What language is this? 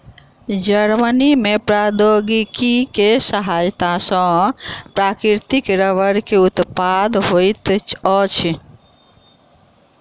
Maithili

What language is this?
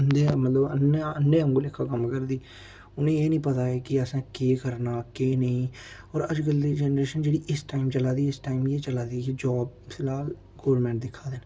Dogri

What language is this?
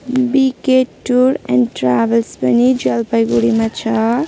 Nepali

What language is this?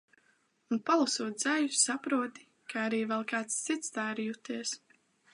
Latvian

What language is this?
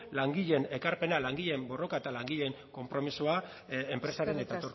Basque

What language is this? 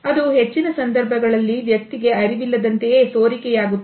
Kannada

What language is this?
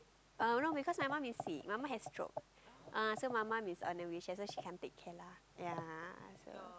English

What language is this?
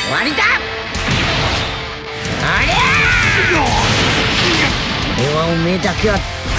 Japanese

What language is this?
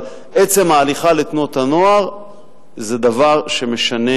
Hebrew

